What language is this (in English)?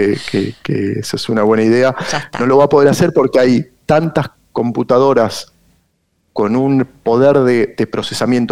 Spanish